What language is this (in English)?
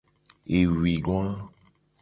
Gen